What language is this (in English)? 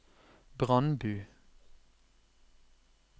Norwegian